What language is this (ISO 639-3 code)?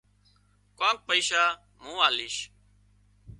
kxp